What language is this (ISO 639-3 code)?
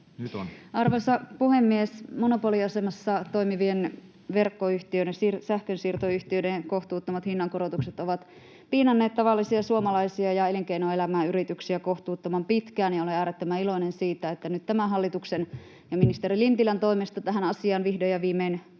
fin